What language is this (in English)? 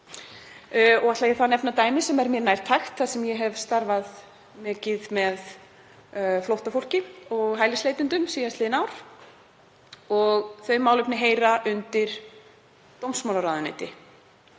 Icelandic